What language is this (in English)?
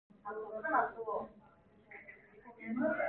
Korean